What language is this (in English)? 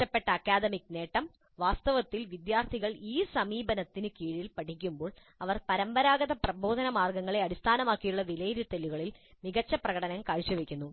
Malayalam